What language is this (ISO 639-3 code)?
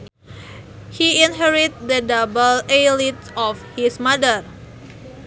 sun